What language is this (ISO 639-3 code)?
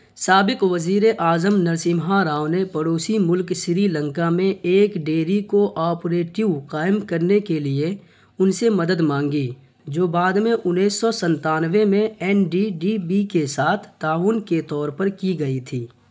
urd